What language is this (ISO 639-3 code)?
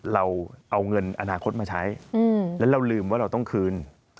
tha